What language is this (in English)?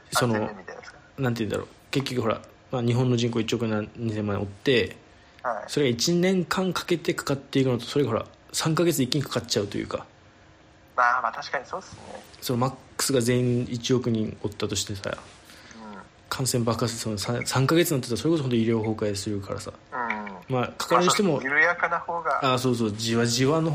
Japanese